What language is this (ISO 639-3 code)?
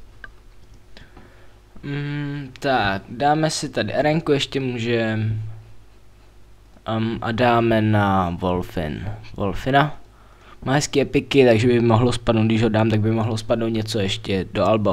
ces